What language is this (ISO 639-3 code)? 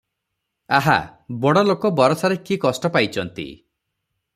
ori